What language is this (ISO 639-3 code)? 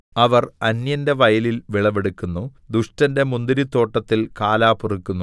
mal